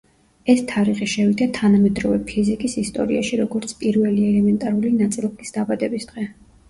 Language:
Georgian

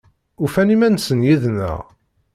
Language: Kabyle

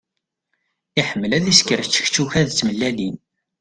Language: Kabyle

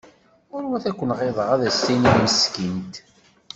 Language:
Kabyle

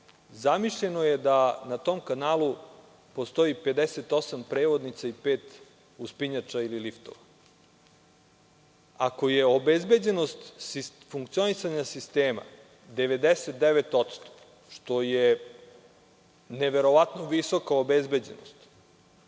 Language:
Serbian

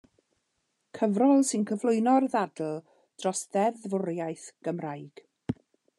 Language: Welsh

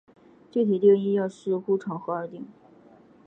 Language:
Chinese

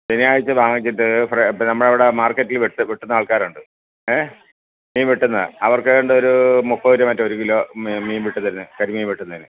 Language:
Malayalam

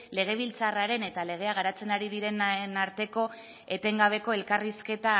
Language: Basque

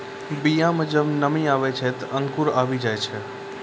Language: Maithili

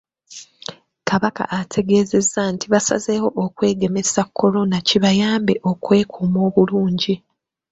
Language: Ganda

